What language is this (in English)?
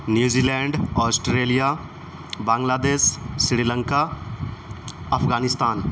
Urdu